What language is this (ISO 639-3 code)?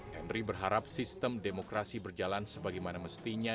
ind